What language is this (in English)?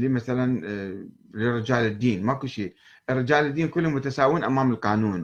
Arabic